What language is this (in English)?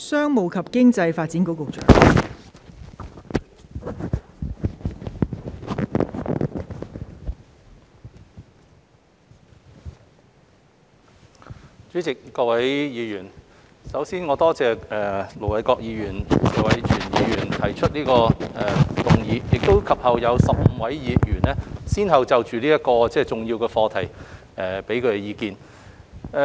Cantonese